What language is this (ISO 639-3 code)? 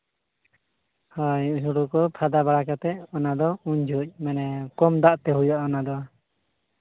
sat